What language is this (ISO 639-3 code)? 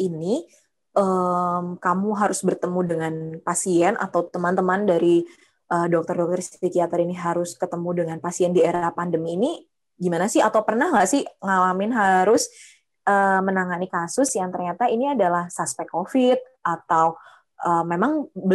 ind